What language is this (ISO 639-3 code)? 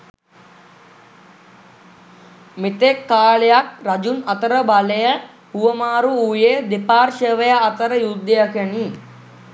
sin